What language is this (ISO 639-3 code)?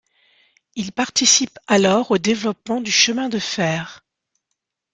fra